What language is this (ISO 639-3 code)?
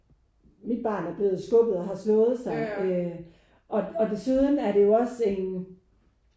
dan